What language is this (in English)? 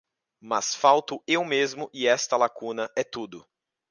Portuguese